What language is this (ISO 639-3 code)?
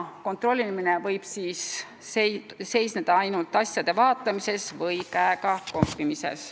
est